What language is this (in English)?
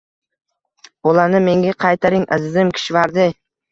Uzbek